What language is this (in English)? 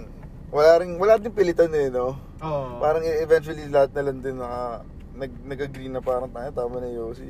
Filipino